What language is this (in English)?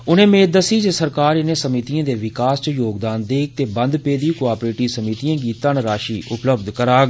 Dogri